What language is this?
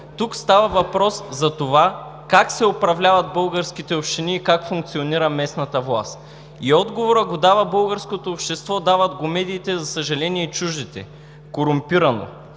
Bulgarian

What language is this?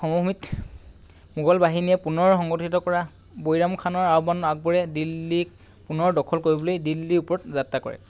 Assamese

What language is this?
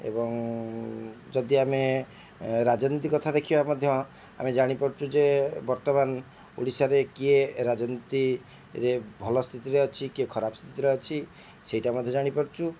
Odia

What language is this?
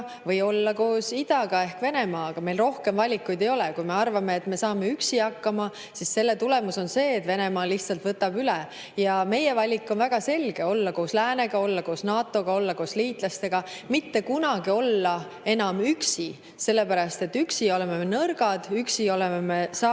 Estonian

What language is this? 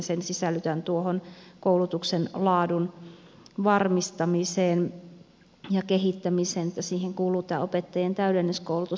Finnish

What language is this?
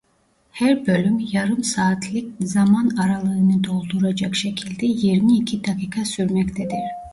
Turkish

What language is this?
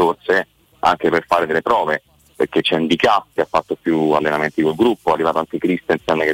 Italian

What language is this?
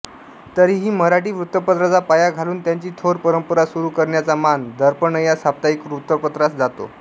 Marathi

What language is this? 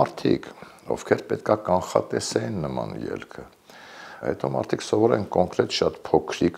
Romanian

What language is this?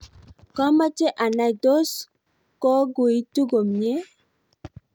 Kalenjin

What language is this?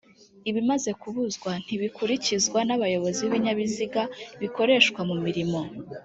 Kinyarwanda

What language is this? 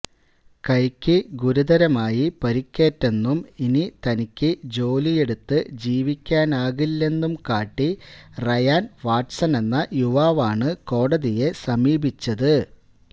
Malayalam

